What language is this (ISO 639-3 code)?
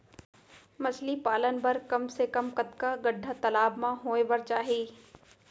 hne